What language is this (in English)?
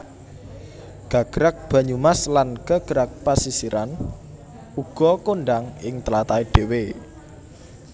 Javanese